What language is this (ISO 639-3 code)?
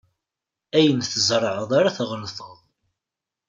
kab